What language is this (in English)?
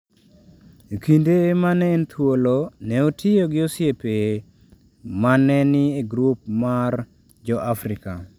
Luo (Kenya and Tanzania)